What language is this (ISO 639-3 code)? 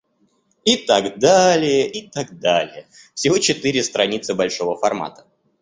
rus